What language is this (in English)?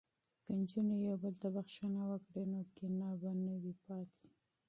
Pashto